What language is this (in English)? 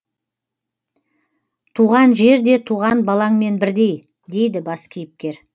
Kazakh